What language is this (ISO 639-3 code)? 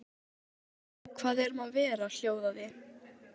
isl